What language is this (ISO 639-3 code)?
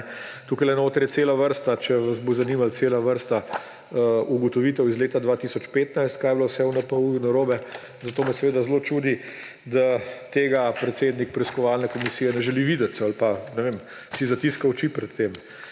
slv